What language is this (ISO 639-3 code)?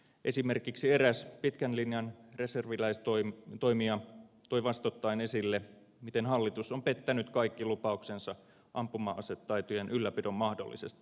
fin